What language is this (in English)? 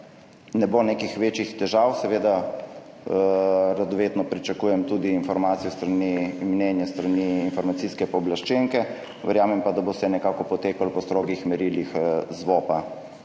Slovenian